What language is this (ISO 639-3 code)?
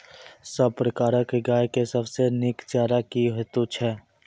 mai